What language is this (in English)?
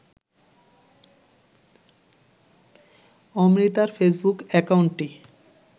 Bangla